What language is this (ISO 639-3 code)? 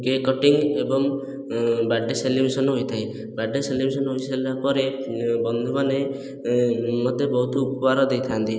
ori